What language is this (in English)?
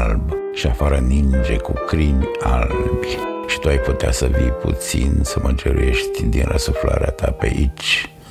Romanian